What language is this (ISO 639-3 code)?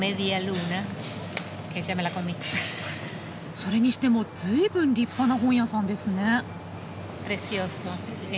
jpn